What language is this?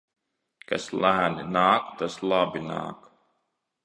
Latvian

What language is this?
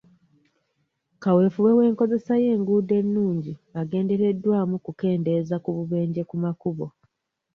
Ganda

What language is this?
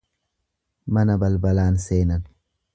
Oromo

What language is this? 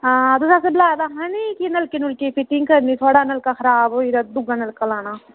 Dogri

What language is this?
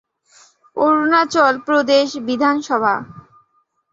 Bangla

